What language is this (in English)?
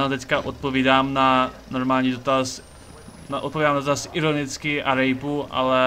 Czech